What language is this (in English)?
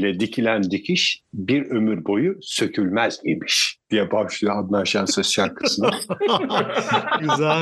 Turkish